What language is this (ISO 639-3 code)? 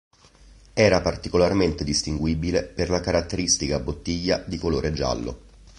ita